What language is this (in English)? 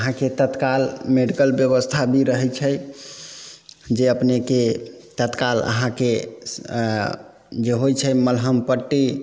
Maithili